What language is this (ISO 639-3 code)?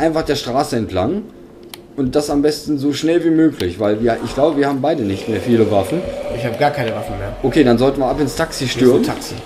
deu